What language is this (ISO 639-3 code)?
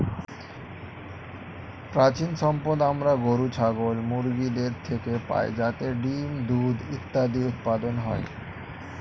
ben